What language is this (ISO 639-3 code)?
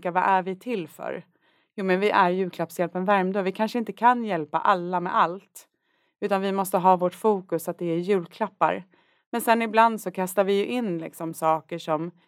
swe